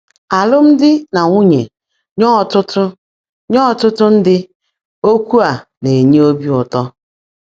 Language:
Igbo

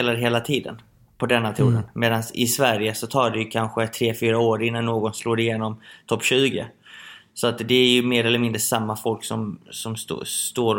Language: Swedish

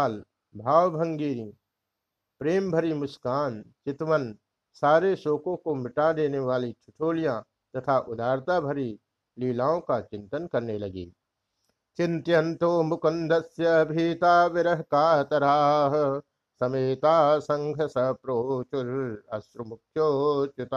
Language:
Hindi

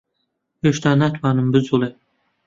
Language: Central Kurdish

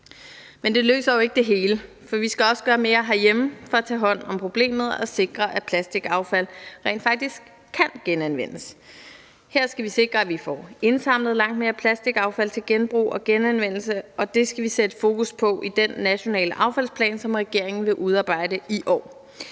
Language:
Danish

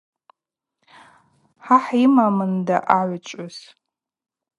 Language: Abaza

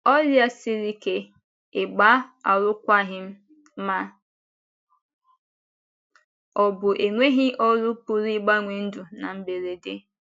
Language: Igbo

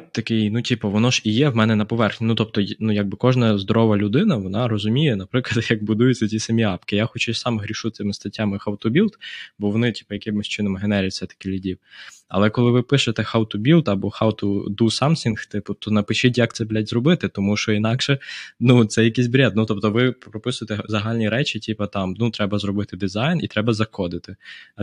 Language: Ukrainian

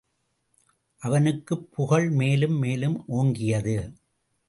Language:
Tamil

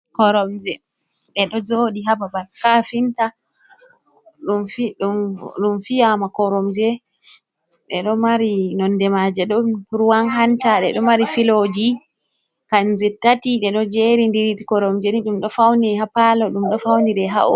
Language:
Fula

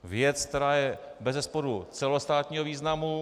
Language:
Czech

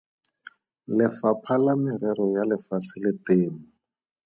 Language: Tswana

